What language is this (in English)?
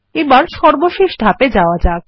Bangla